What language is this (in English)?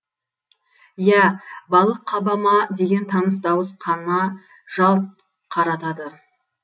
Kazakh